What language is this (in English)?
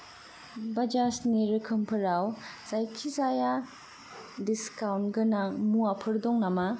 Bodo